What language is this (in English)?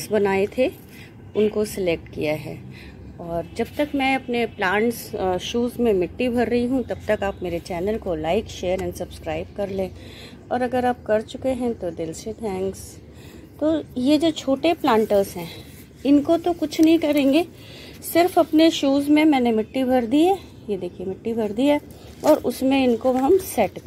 Hindi